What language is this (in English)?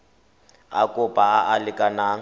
Tswana